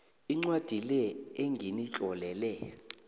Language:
South Ndebele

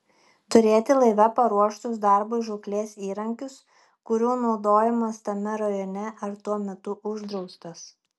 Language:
Lithuanian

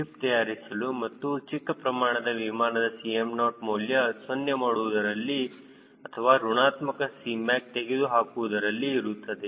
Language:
Kannada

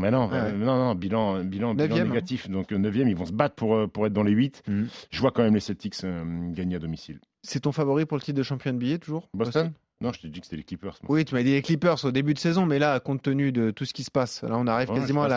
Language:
French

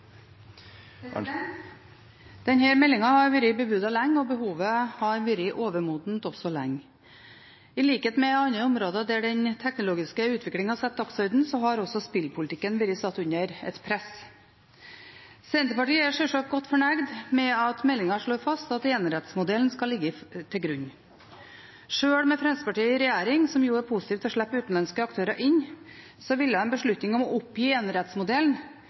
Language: Norwegian Bokmål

